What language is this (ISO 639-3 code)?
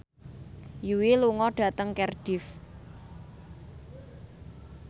jav